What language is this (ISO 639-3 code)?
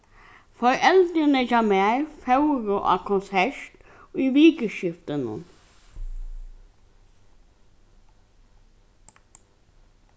fao